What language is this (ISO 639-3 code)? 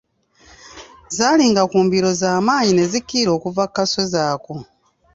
lug